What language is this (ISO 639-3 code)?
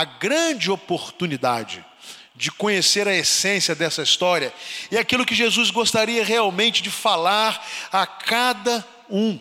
por